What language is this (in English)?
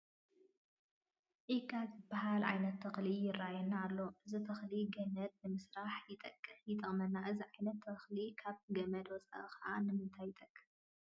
Tigrinya